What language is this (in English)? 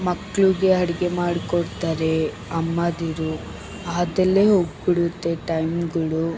Kannada